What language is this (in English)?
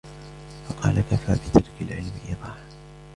Arabic